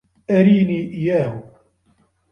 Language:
Arabic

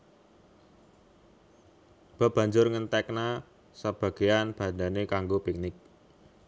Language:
Javanese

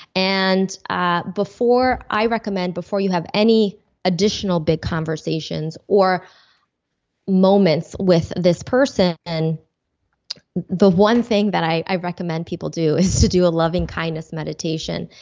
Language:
English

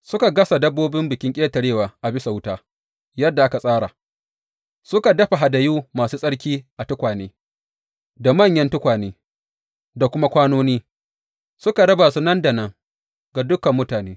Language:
Hausa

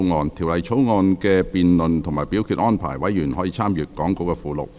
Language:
Cantonese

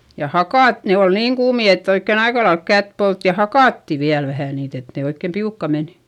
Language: Finnish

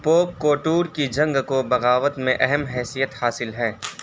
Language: Urdu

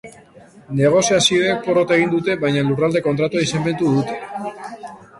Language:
Basque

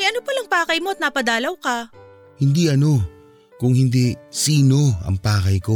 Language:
Filipino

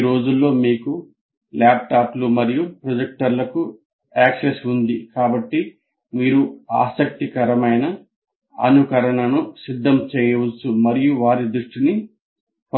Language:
Telugu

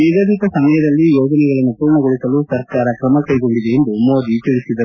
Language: Kannada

